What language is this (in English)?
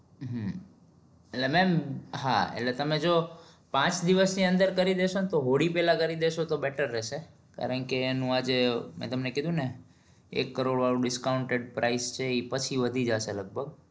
Gujarati